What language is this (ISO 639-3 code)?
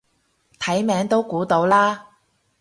yue